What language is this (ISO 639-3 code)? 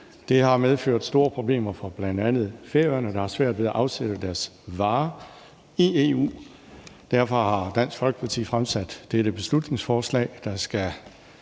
dan